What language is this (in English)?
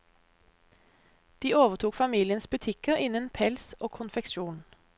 Norwegian